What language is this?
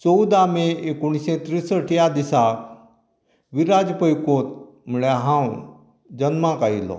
Konkani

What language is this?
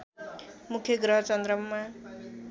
Nepali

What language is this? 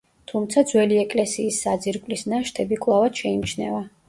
Georgian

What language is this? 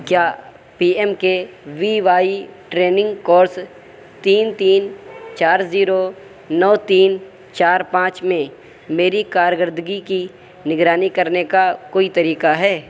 Urdu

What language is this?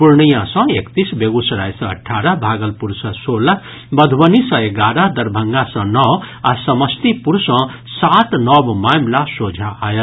Maithili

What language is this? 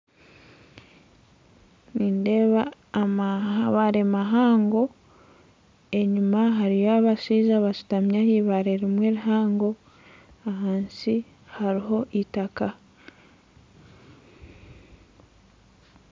Nyankole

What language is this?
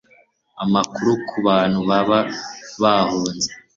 Kinyarwanda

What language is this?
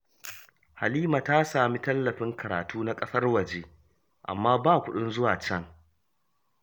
Hausa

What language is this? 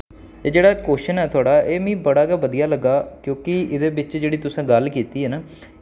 Dogri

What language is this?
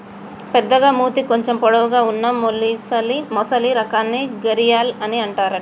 Telugu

